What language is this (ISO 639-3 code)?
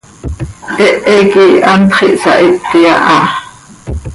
sei